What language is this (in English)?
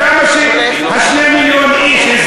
Hebrew